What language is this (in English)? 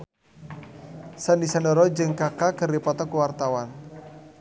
Sundanese